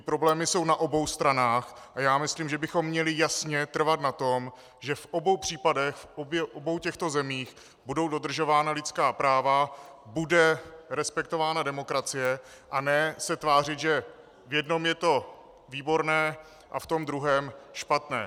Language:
Czech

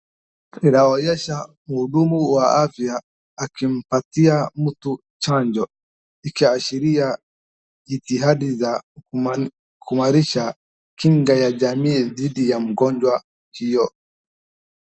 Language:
Swahili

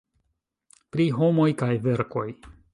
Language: Esperanto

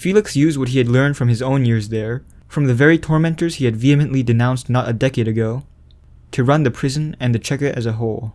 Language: English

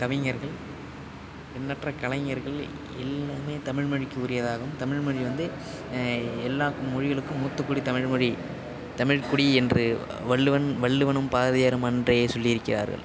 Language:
Tamil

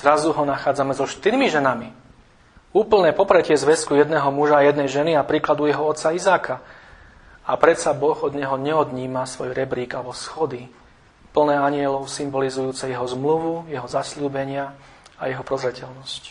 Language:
Slovak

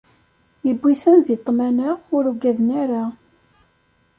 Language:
Kabyle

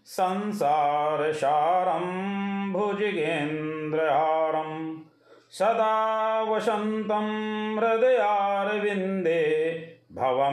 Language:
Hindi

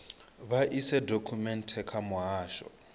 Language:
Venda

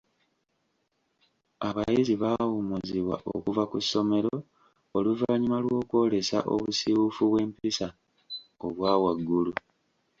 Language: Ganda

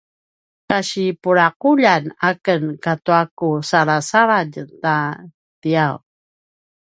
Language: Paiwan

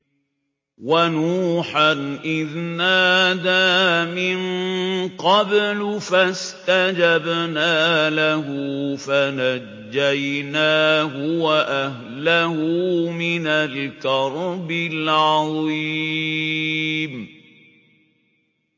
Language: Arabic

